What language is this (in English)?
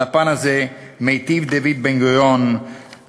Hebrew